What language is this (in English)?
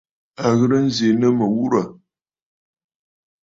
Bafut